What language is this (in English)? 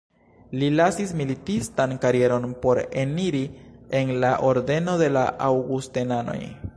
Esperanto